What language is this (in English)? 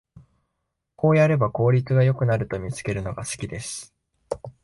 Japanese